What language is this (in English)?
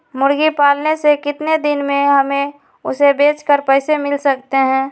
Magahi